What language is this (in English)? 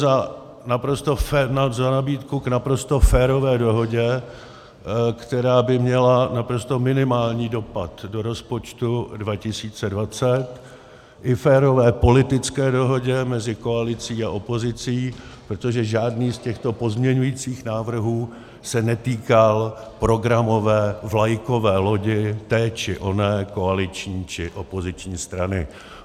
Czech